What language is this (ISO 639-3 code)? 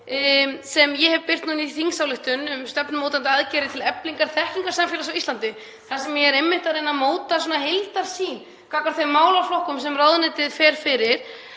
isl